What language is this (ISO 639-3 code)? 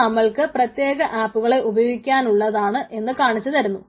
mal